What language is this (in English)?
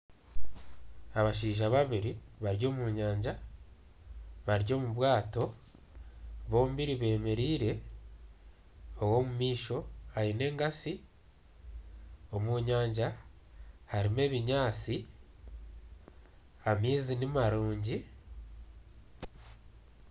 Nyankole